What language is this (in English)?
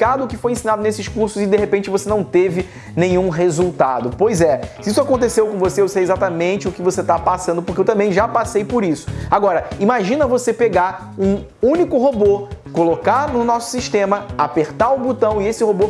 Portuguese